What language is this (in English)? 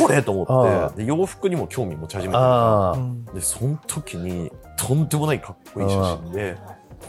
Japanese